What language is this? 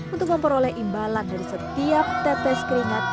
Indonesian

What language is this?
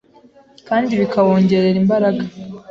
Kinyarwanda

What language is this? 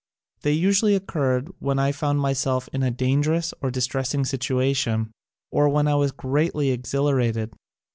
English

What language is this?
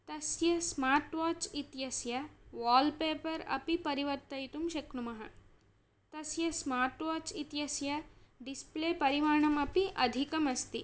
Sanskrit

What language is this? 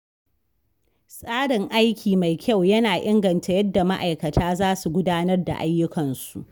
Hausa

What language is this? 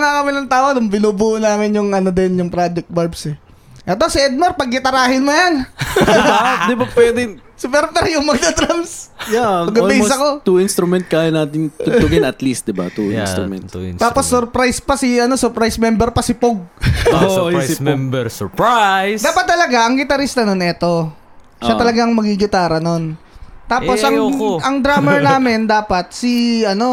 Filipino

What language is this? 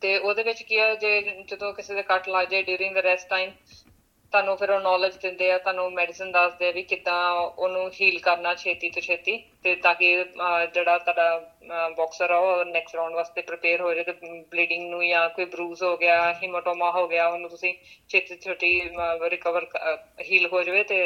Punjabi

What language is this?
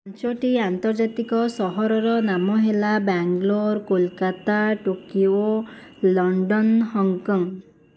Odia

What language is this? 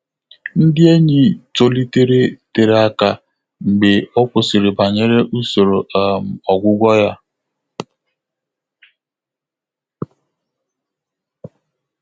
Igbo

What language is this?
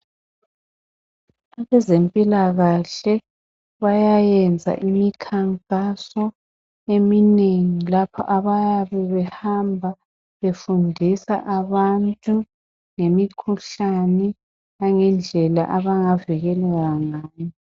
North Ndebele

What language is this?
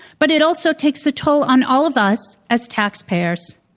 English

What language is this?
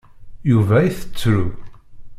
Kabyle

